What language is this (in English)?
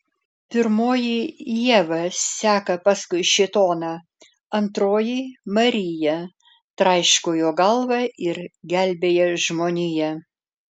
Lithuanian